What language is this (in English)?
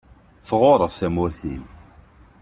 Kabyle